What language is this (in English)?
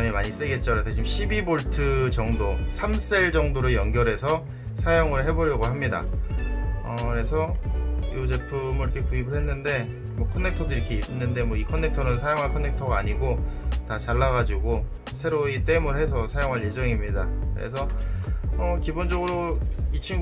Korean